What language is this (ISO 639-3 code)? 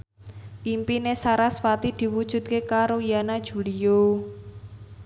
jav